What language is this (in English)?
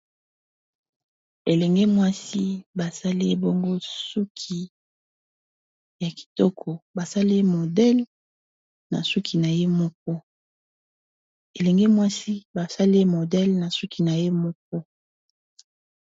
Lingala